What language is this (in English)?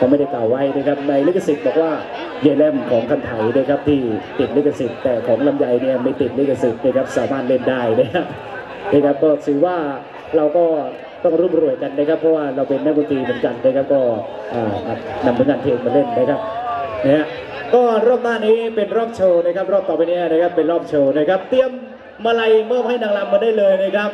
Thai